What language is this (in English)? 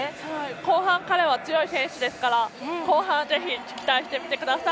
Japanese